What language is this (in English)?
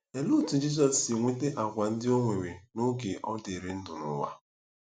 Igbo